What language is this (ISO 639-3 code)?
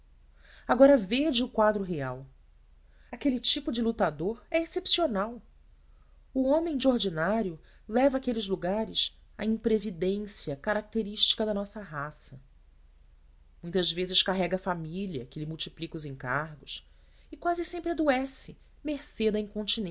por